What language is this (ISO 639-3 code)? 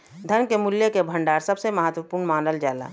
bho